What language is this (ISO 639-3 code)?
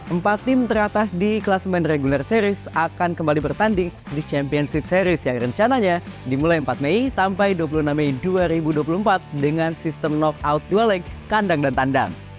ind